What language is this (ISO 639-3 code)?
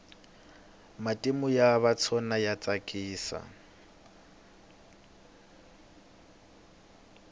tso